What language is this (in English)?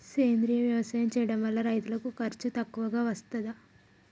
Telugu